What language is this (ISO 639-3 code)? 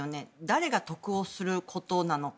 jpn